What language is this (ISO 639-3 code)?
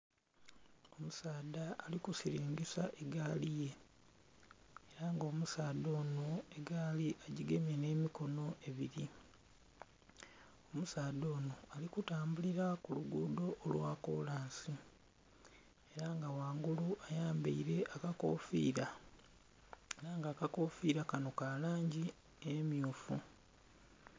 xog